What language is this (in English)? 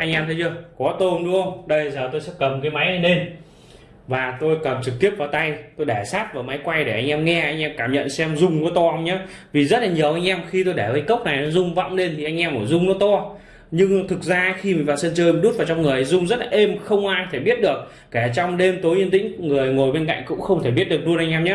Vietnamese